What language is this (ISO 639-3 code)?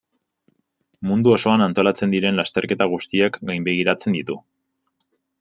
eus